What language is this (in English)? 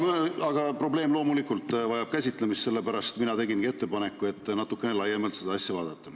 Estonian